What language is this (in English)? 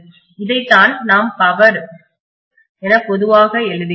Tamil